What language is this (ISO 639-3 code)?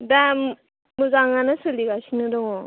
brx